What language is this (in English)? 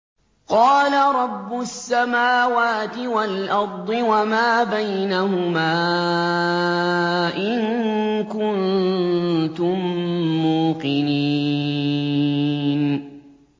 Arabic